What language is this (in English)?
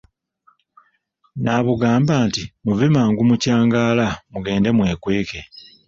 Ganda